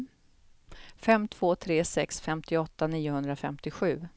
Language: Swedish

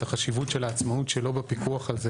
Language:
Hebrew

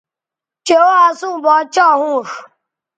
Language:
Bateri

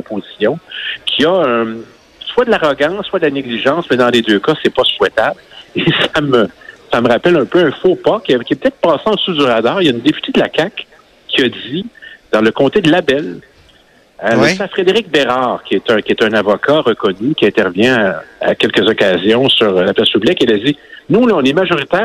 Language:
French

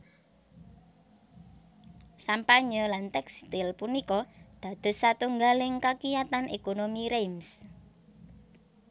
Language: Javanese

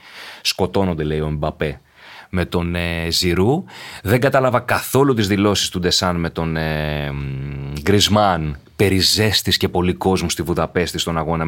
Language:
Greek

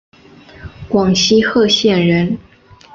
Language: Chinese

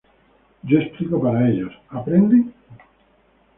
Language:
Spanish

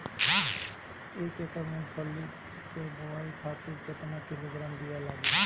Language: Bhojpuri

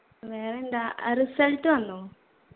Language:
Malayalam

